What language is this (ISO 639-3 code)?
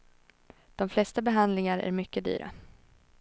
swe